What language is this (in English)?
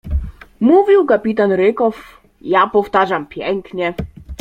Polish